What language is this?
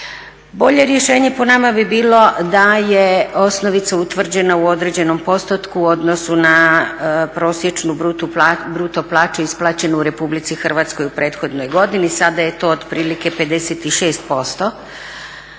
Croatian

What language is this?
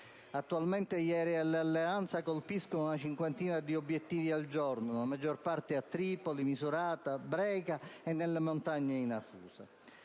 Italian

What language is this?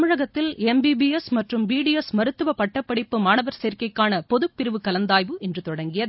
Tamil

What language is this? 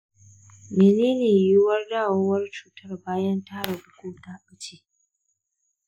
Hausa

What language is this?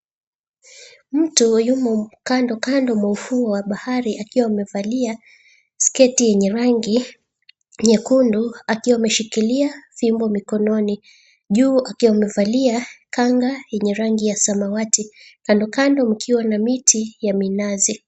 Swahili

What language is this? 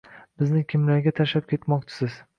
Uzbek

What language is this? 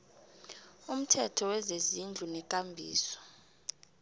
South Ndebele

